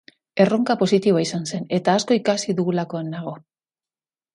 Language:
Basque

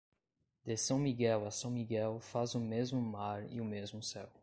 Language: Portuguese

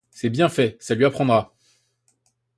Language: French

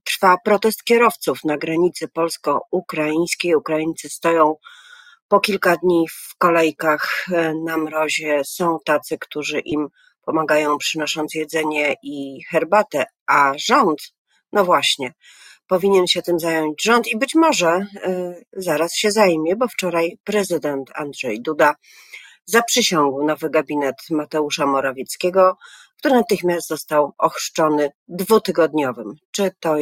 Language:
Polish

